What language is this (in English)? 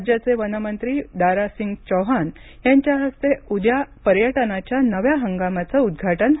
Marathi